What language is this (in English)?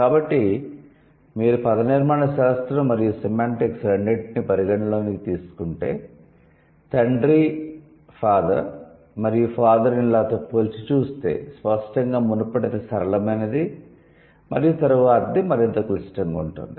Telugu